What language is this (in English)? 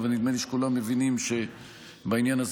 Hebrew